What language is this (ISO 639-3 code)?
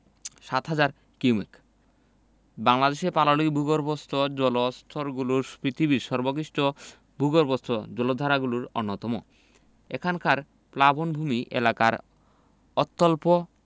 ben